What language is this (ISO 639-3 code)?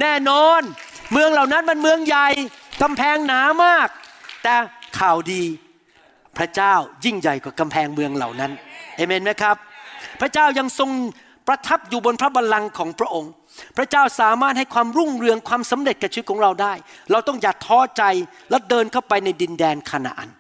tha